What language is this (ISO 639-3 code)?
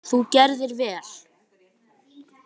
isl